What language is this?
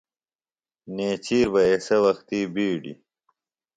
Phalura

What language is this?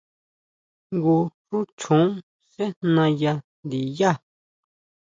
Huautla Mazatec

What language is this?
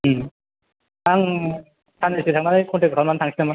Bodo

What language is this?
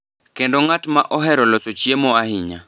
Luo (Kenya and Tanzania)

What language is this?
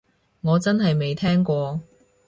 Cantonese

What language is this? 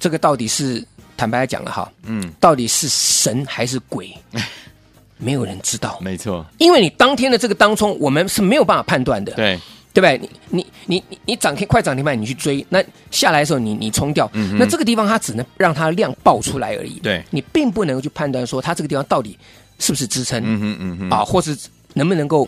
Chinese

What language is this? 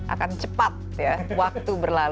Indonesian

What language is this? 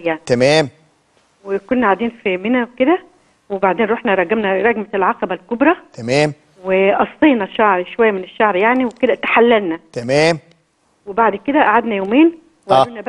Arabic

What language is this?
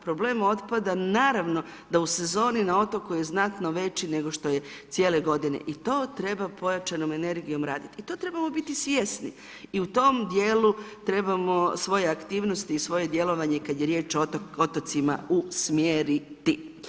Croatian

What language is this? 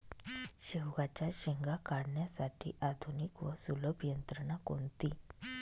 Marathi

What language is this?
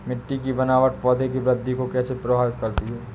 Hindi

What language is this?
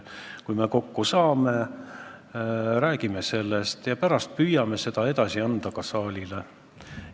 Estonian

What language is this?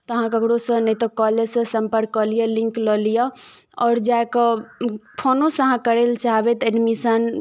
Maithili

